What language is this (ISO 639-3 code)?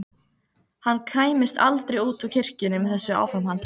isl